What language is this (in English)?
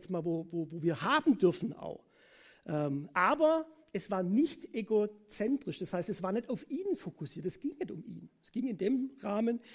German